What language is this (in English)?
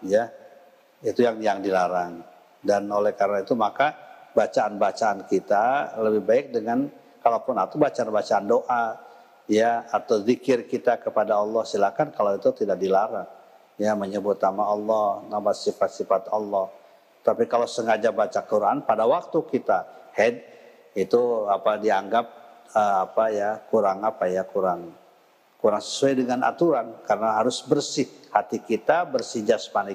Indonesian